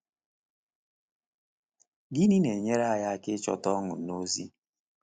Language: Igbo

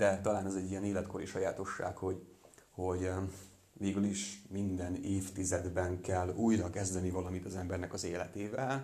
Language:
Hungarian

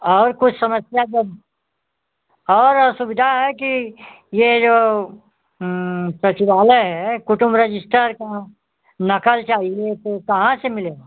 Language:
Hindi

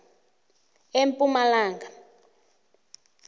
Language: South Ndebele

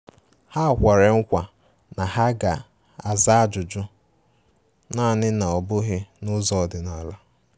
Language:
Igbo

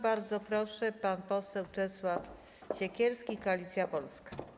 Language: Polish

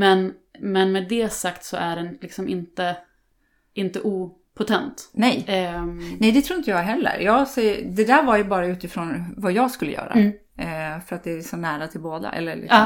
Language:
Swedish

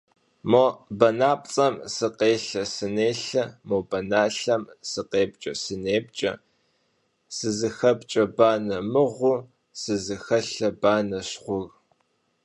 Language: Kabardian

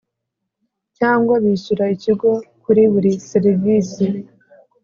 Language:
Kinyarwanda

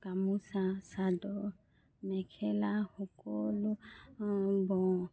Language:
Assamese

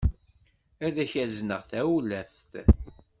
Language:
Kabyle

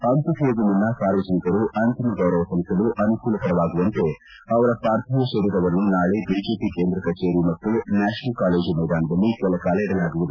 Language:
Kannada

